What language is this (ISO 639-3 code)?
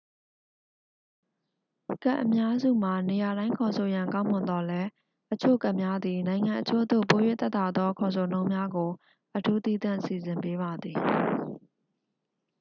mya